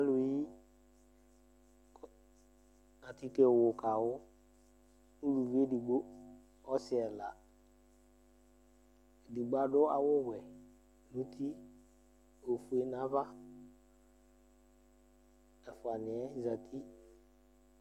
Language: Ikposo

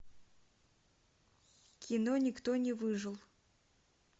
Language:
Russian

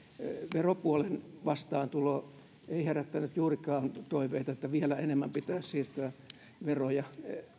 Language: Finnish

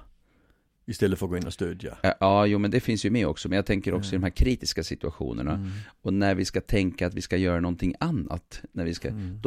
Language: Swedish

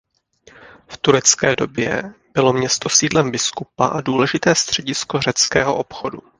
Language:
Czech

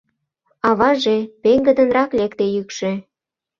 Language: Mari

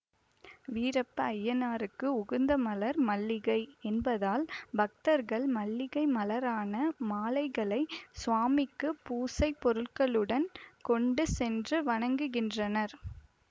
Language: Tamil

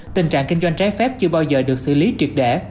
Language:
Vietnamese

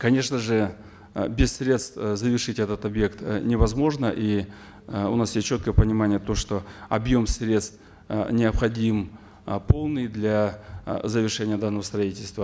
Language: Kazakh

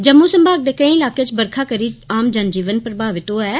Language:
Dogri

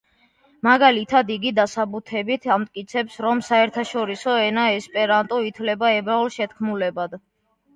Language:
Georgian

